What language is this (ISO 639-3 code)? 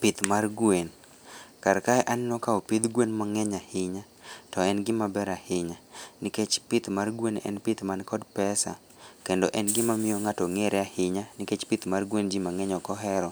luo